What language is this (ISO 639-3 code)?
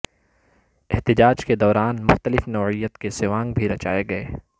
urd